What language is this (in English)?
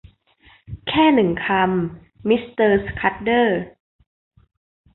Thai